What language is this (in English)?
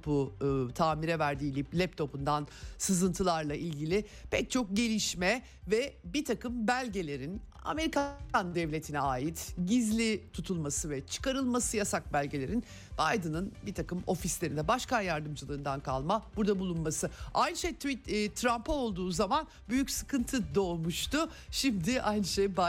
Turkish